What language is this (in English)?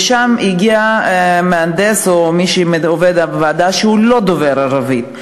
Hebrew